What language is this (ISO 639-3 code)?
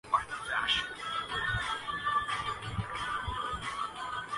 urd